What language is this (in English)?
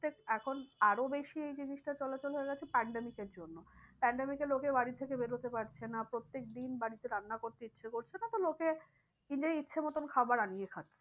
Bangla